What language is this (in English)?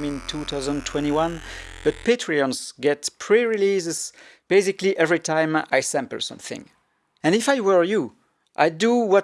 English